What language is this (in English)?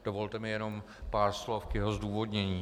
Czech